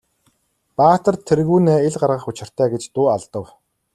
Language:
Mongolian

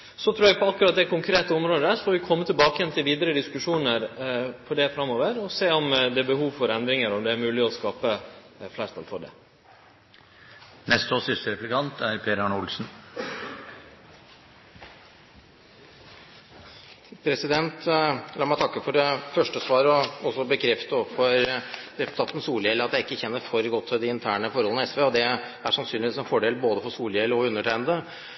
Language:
Norwegian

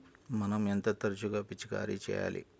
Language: Telugu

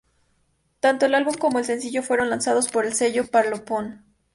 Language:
Spanish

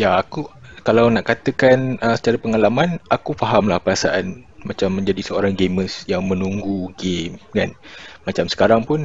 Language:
Malay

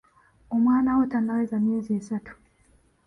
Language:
Ganda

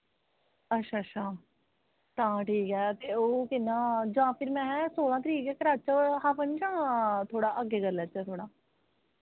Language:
Dogri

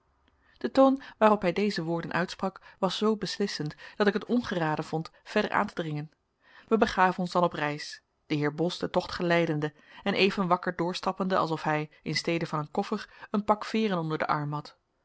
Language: Dutch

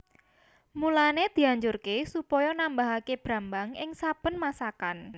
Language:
Javanese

